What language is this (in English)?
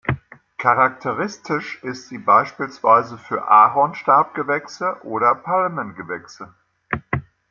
German